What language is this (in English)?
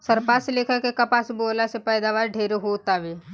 Bhojpuri